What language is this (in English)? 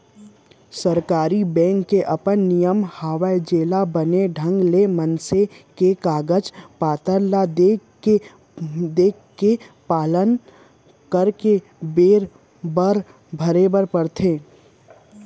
Chhattisgarhi